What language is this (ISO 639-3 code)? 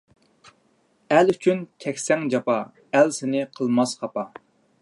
uig